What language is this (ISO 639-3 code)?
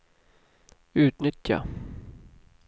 swe